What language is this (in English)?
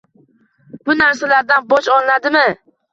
Uzbek